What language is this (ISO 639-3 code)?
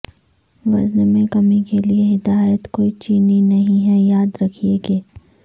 urd